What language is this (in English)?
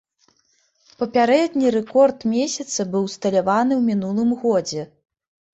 Belarusian